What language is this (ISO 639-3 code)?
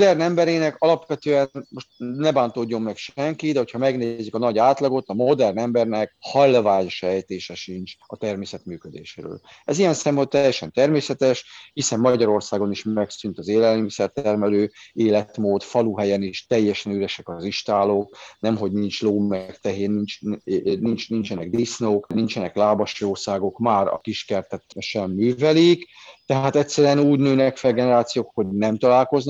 hun